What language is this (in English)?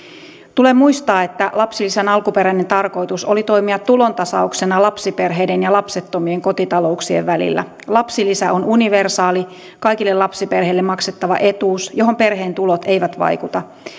Finnish